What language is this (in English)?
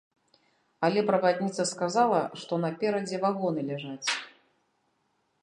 Belarusian